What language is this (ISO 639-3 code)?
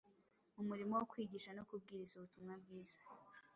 kin